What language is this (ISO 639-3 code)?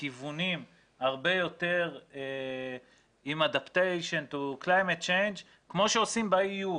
heb